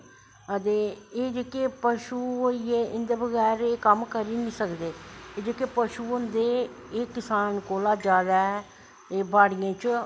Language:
Dogri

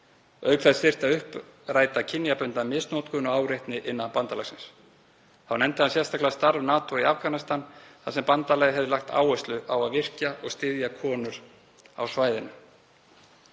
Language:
Icelandic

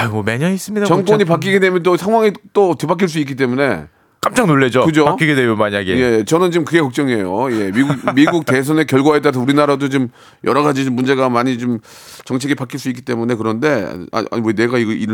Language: Korean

